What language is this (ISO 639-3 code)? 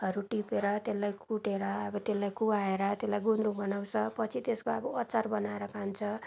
nep